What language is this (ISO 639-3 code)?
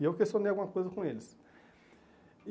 por